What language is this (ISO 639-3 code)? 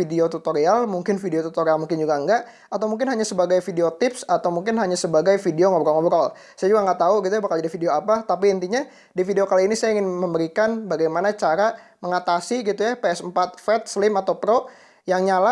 ind